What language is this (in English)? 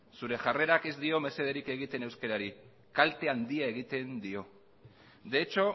Basque